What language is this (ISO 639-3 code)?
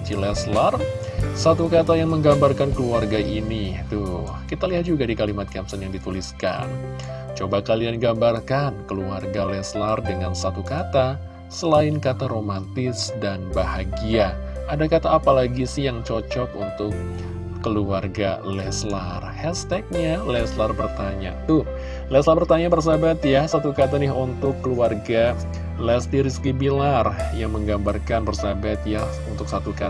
ind